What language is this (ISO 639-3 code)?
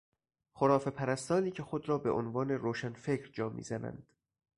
fas